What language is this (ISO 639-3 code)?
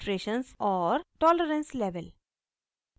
hin